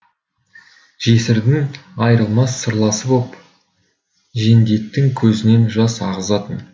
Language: Kazakh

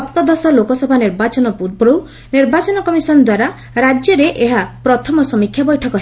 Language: Odia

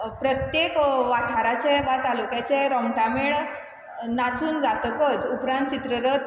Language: Konkani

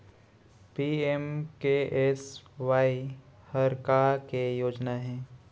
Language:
Chhattisgarhi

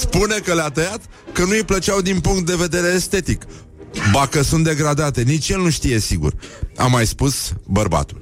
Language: Romanian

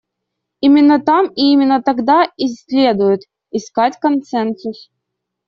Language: Russian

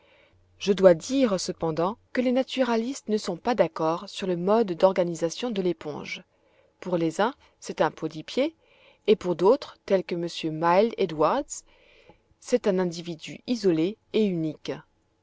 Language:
French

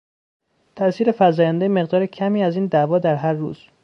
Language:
Persian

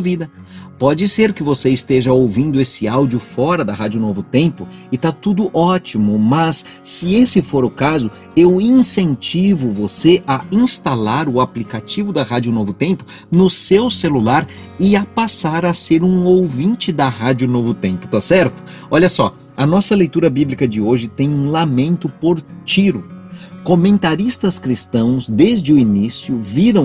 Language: Portuguese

